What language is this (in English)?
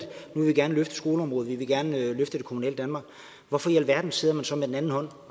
Danish